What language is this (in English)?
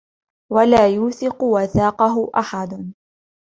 Arabic